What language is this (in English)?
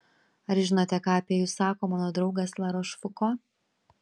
Lithuanian